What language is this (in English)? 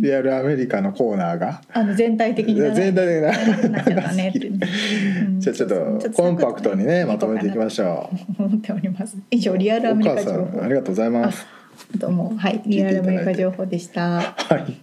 Japanese